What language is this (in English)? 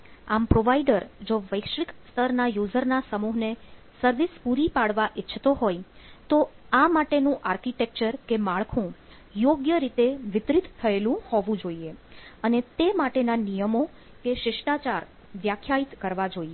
Gujarati